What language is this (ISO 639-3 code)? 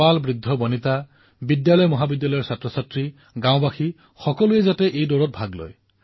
asm